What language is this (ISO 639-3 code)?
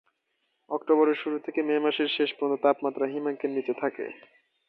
ben